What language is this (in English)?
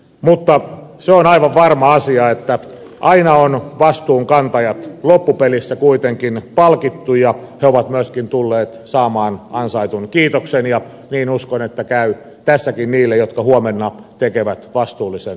Finnish